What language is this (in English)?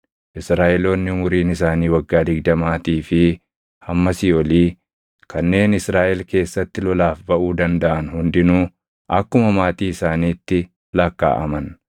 Oromo